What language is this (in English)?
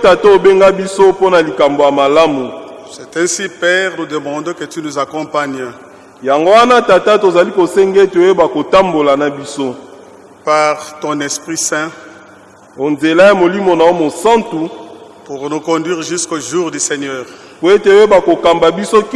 French